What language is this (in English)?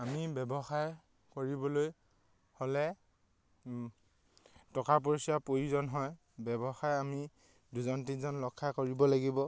Assamese